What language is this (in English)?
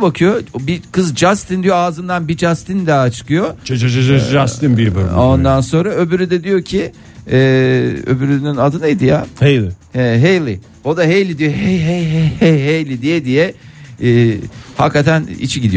Turkish